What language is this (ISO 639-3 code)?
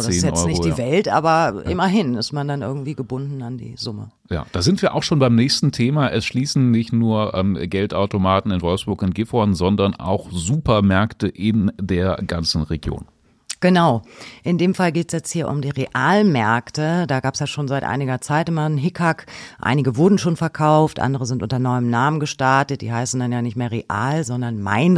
deu